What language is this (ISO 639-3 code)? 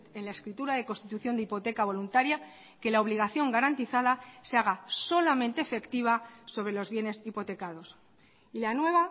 spa